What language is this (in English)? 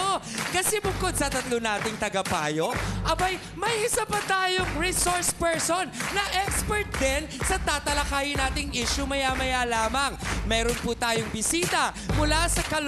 Filipino